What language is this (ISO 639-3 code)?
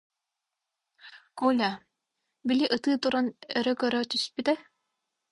sah